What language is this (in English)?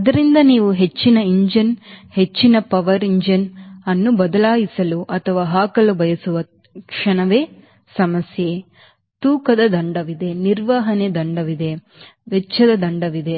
Kannada